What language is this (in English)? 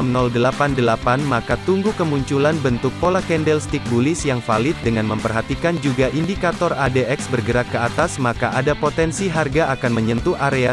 Indonesian